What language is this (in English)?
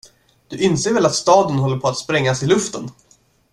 Swedish